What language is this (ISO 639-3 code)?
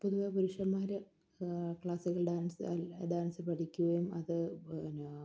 mal